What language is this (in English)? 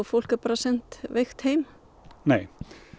Icelandic